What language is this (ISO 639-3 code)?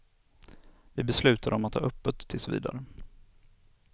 swe